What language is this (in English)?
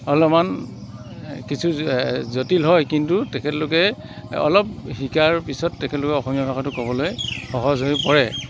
Assamese